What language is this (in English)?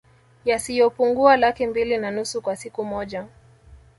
Swahili